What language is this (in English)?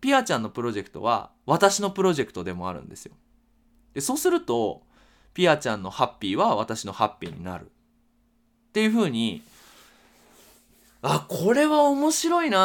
Japanese